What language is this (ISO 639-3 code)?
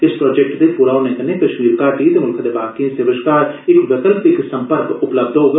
doi